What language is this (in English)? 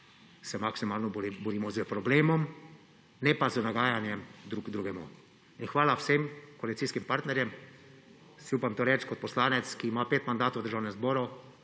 Slovenian